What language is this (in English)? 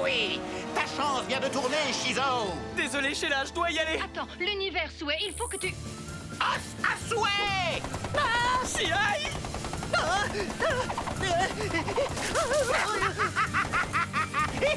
French